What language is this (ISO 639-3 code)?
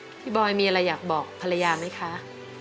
tha